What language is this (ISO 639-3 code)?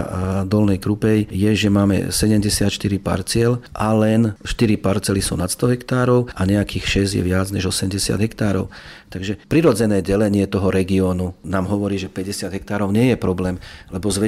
slk